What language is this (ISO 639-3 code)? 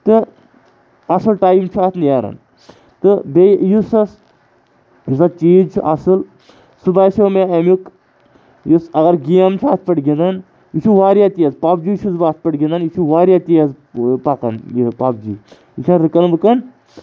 kas